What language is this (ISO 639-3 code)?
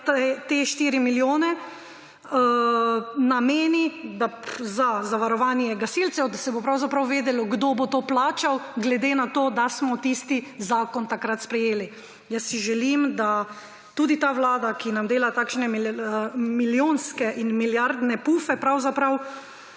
slv